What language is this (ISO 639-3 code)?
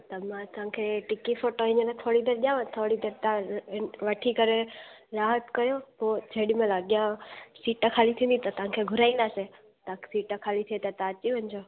snd